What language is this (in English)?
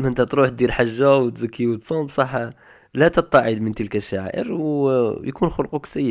Arabic